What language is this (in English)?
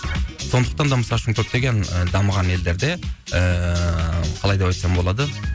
Kazakh